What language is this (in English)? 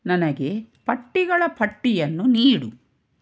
Kannada